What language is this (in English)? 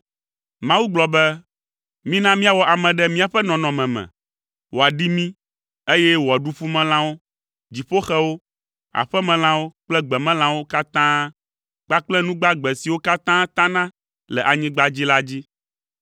Ewe